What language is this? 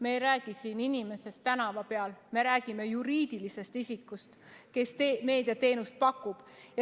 Estonian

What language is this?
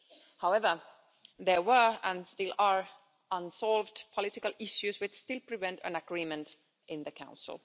English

